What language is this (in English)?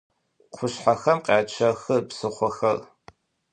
Adyghe